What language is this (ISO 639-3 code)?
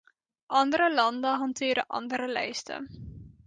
nld